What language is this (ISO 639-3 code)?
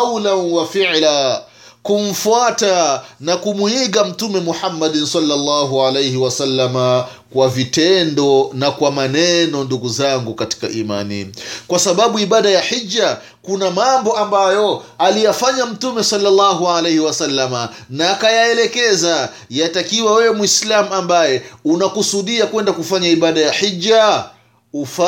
swa